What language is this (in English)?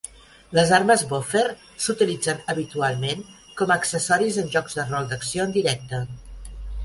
Catalan